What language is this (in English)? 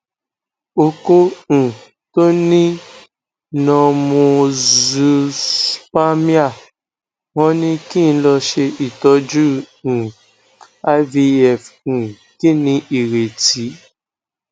Yoruba